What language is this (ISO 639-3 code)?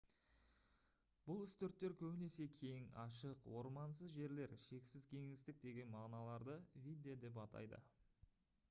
kaz